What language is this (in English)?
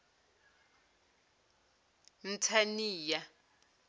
Zulu